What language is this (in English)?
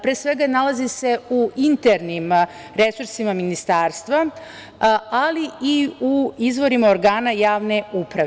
Serbian